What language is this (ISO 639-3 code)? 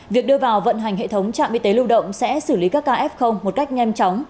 vie